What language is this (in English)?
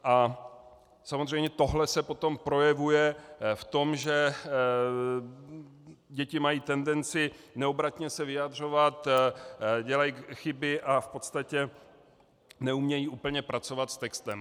Czech